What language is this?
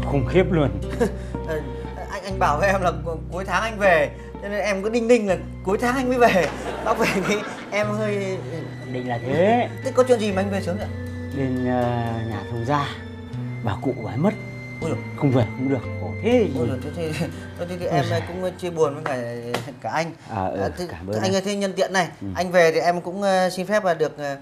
Vietnamese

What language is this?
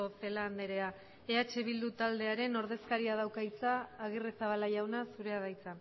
Basque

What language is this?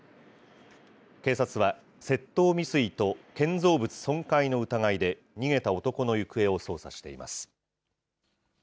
Japanese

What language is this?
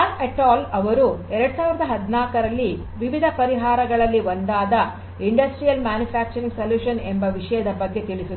Kannada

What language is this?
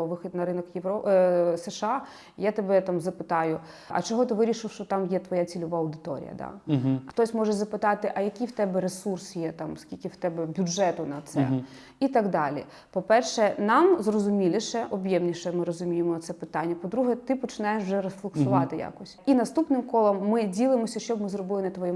Ukrainian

